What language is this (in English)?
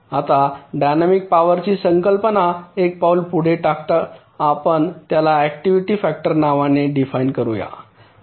Marathi